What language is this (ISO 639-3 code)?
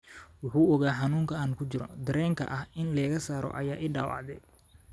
som